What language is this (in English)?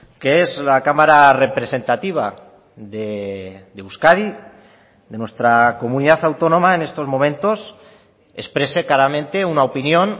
Spanish